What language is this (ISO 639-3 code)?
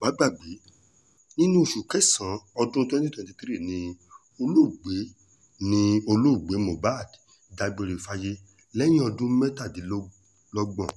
yor